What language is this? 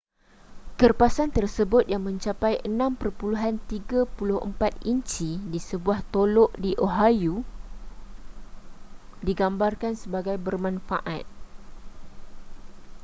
Malay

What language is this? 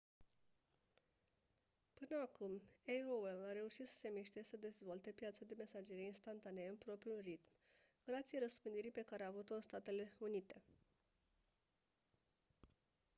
Romanian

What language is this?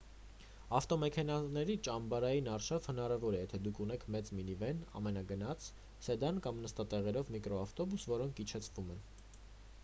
Armenian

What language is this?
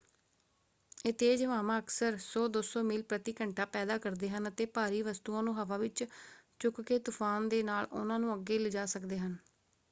Punjabi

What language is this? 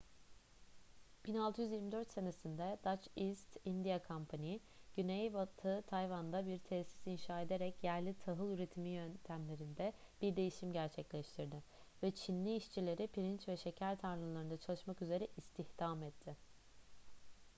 Turkish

